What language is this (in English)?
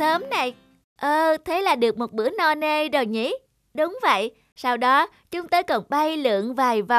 Vietnamese